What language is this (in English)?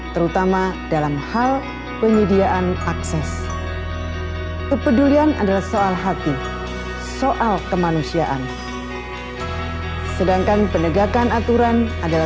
Indonesian